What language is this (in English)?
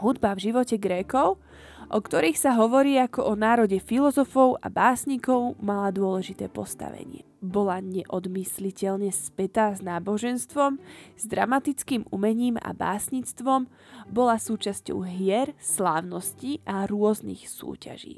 Slovak